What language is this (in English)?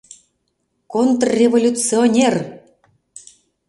Mari